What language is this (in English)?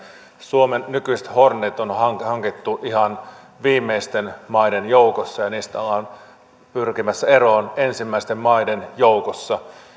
Finnish